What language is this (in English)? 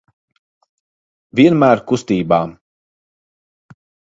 Latvian